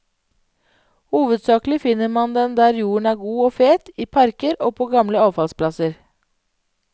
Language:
Norwegian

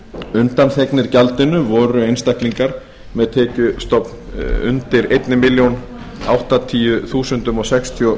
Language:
Icelandic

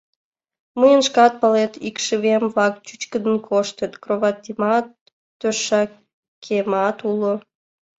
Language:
Mari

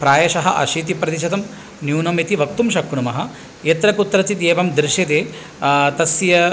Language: Sanskrit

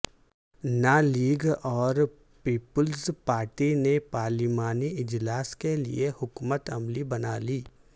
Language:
Urdu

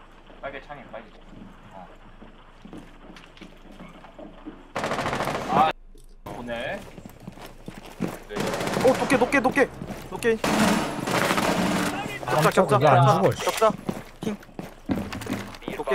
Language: Korean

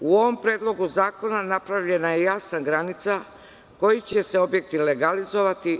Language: Serbian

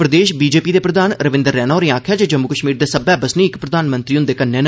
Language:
Dogri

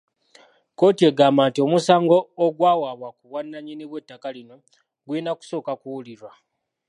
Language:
Ganda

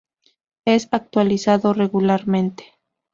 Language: Spanish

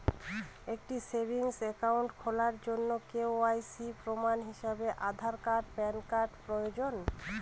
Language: Bangla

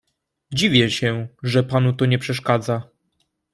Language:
Polish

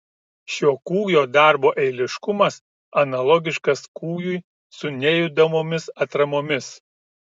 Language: Lithuanian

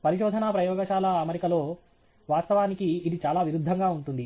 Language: Telugu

